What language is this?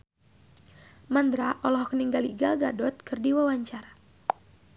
Sundanese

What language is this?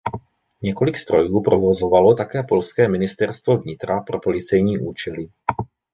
Czech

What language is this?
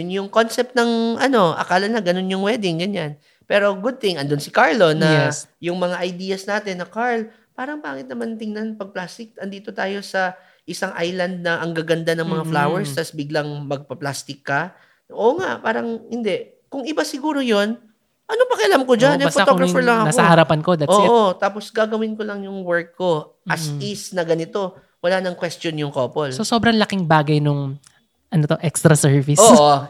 Filipino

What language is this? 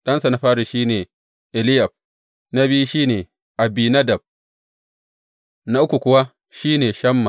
Hausa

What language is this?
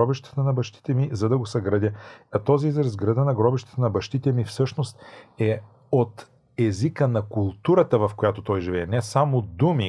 Bulgarian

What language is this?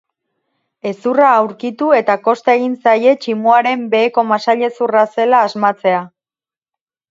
Basque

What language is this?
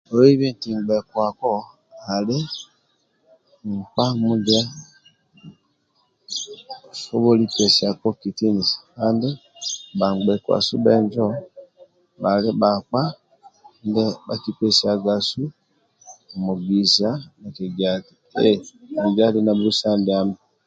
Amba (Uganda)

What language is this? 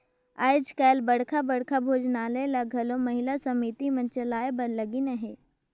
Chhattisgarhi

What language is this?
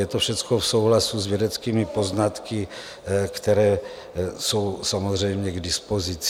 Czech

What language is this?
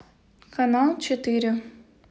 Russian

